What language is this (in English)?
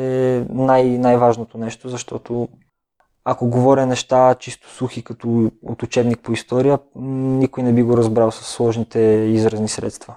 Bulgarian